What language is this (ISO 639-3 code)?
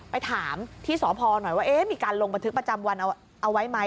tha